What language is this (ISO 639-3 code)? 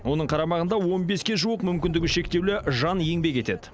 kaz